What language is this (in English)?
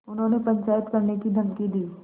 Hindi